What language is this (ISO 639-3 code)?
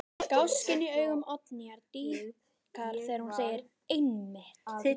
isl